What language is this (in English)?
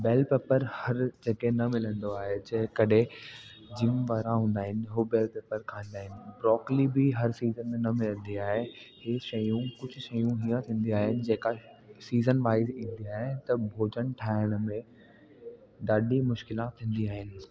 Sindhi